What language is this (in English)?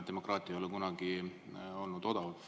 Estonian